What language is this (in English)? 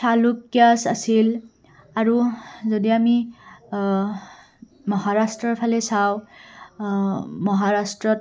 Assamese